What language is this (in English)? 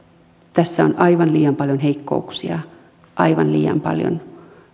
Finnish